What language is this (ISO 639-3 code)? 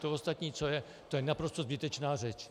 ces